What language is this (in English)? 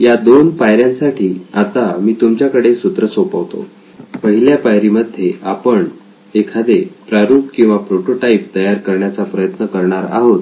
Marathi